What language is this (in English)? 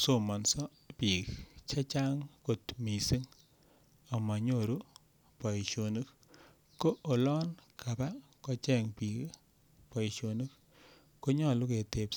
Kalenjin